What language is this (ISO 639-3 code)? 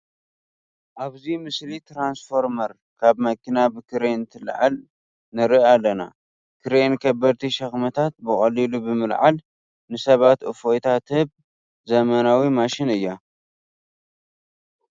tir